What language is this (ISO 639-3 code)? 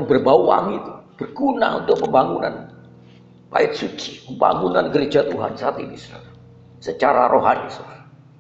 ind